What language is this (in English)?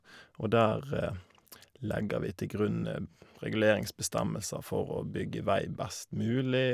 Norwegian